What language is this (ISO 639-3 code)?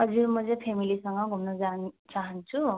nep